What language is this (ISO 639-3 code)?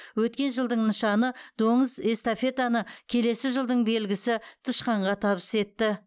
kaz